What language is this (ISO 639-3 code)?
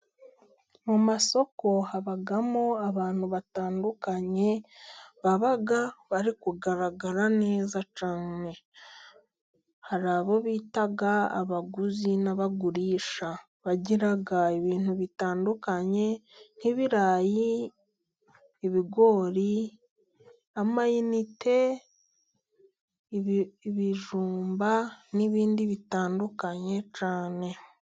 kin